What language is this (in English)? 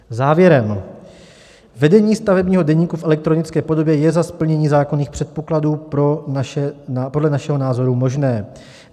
Czech